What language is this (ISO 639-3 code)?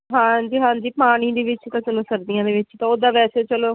pan